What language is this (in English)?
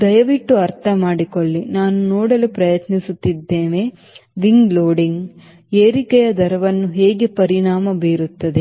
Kannada